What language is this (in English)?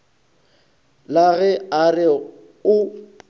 Northern Sotho